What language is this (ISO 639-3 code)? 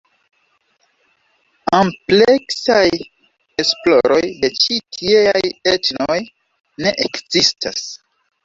epo